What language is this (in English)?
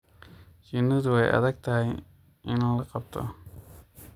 Somali